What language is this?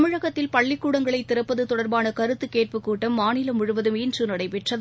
Tamil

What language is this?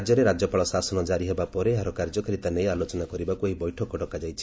Odia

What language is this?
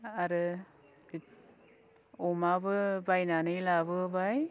Bodo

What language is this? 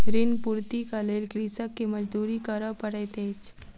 Maithili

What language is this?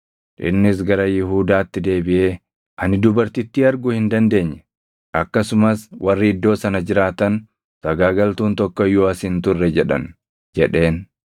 Oromo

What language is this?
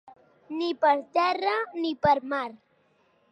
Catalan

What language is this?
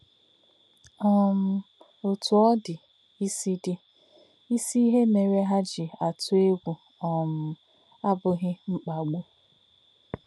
Igbo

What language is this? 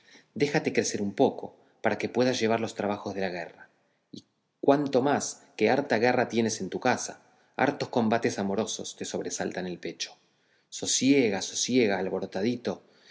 Spanish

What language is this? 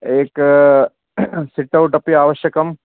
Sanskrit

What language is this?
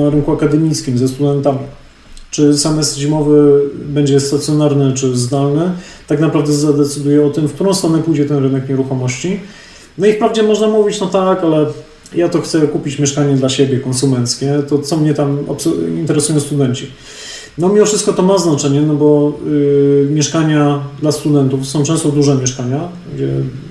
Polish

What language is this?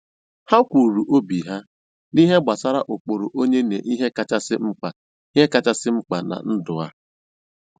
Igbo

